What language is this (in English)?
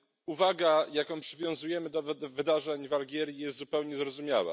Polish